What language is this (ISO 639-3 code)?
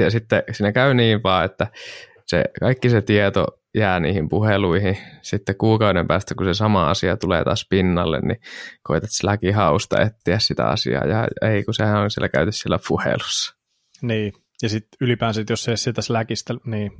fin